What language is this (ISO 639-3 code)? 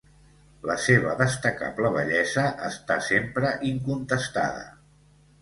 cat